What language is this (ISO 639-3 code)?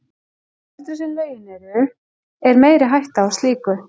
isl